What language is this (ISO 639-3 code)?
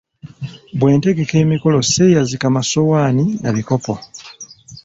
lug